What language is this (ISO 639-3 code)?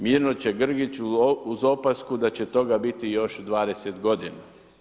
hrv